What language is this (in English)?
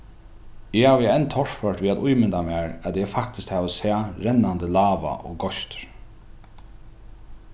Faroese